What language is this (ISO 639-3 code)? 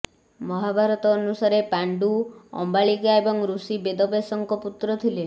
ori